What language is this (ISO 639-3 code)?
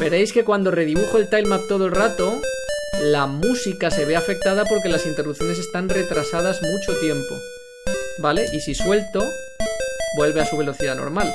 spa